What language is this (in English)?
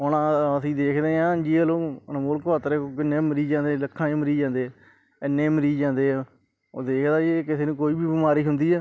Punjabi